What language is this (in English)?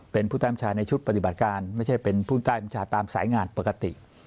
Thai